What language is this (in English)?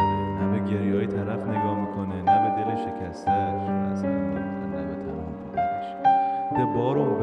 Persian